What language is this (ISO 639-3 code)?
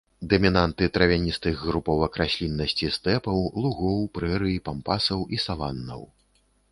bel